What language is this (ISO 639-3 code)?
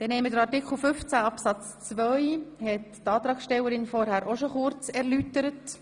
gsw